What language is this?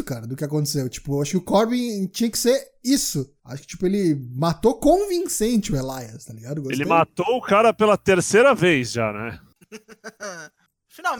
Portuguese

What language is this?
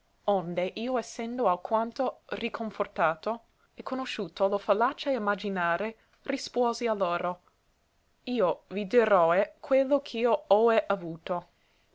Italian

